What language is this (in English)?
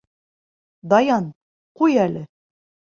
Bashkir